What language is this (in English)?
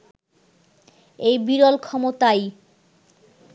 Bangla